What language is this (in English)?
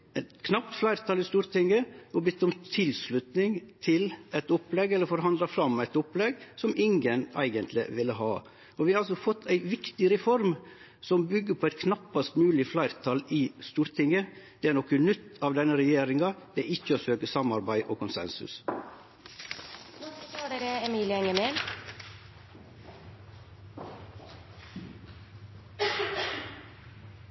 Norwegian Nynorsk